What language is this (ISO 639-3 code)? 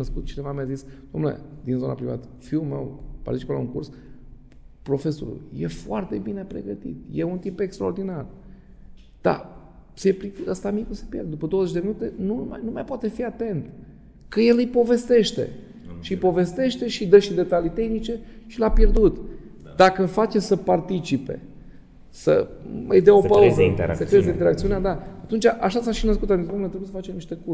ron